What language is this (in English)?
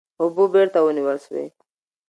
Pashto